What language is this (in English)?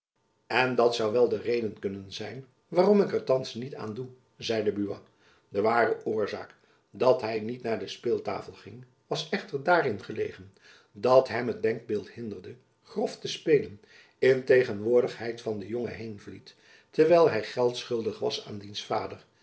Dutch